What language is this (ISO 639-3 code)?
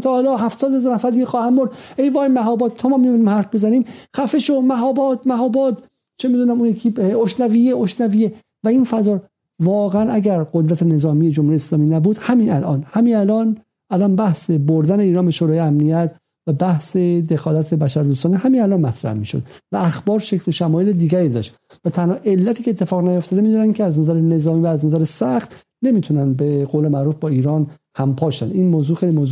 fas